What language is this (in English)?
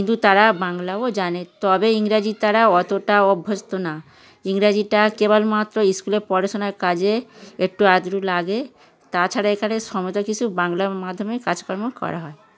Bangla